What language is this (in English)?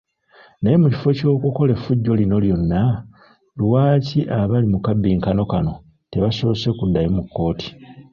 Ganda